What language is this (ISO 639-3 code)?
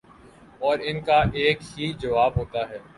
urd